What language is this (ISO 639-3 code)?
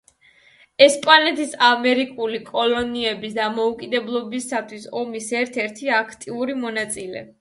kat